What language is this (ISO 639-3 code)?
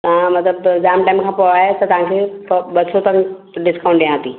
snd